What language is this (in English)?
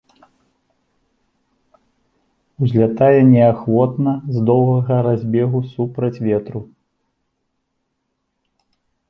Belarusian